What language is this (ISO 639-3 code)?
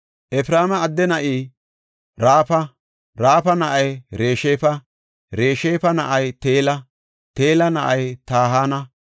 gof